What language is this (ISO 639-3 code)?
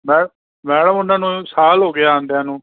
pan